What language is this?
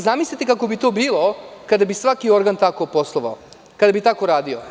Serbian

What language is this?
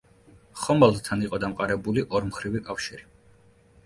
Georgian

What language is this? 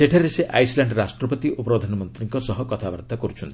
Odia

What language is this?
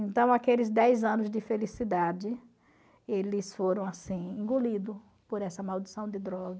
Portuguese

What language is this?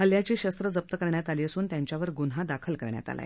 Marathi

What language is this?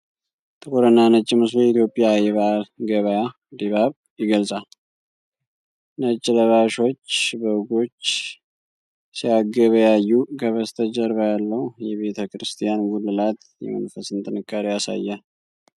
Amharic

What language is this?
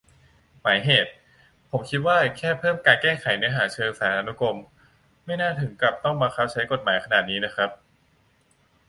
Thai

